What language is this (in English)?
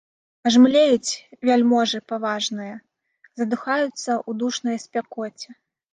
Belarusian